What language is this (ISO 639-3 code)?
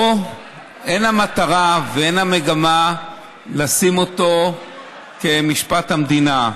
heb